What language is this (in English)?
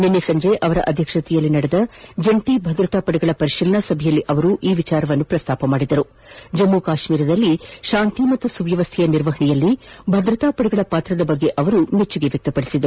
Kannada